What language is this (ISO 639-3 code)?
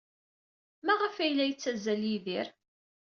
kab